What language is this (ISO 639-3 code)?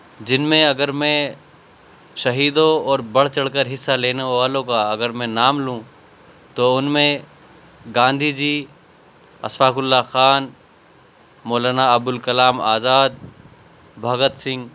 urd